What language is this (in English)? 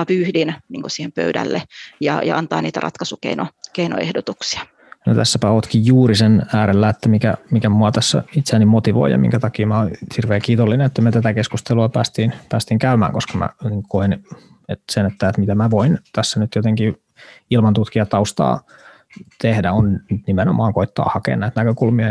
Finnish